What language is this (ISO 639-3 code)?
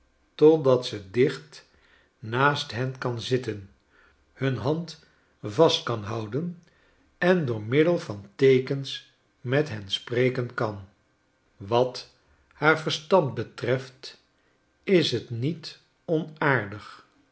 nld